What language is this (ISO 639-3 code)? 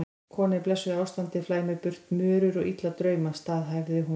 isl